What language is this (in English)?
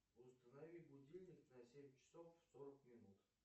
Russian